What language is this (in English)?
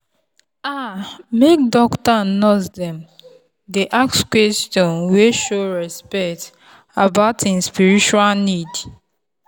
Nigerian Pidgin